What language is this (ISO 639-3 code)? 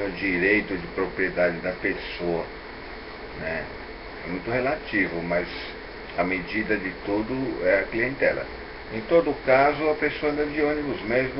por